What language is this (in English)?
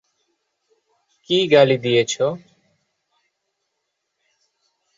Bangla